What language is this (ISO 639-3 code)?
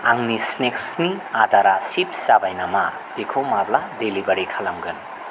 brx